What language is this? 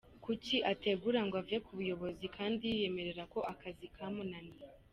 Kinyarwanda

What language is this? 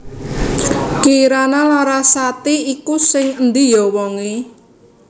Javanese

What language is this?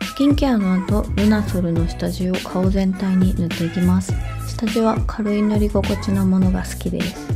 Japanese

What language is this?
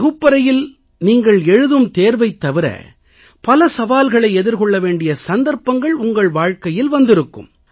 Tamil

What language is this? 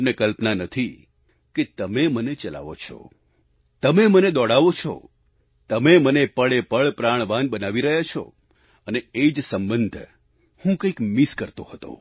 Gujarati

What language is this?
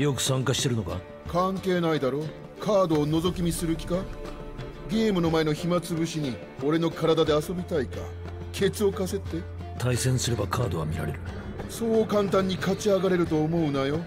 Japanese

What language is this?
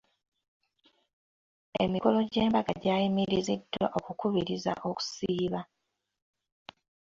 Ganda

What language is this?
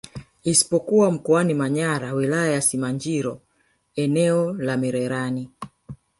Swahili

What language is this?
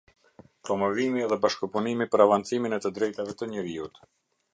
Albanian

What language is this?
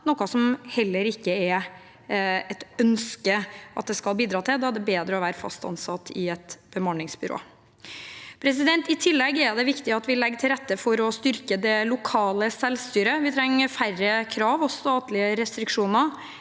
Norwegian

